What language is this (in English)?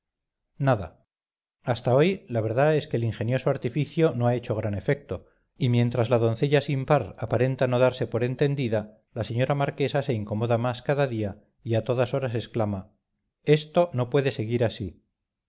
Spanish